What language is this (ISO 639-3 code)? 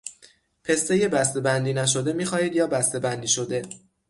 fas